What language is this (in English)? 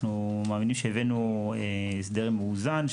Hebrew